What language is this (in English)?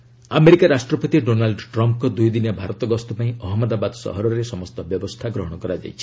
Odia